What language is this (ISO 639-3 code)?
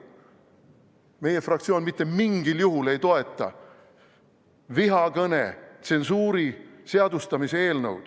est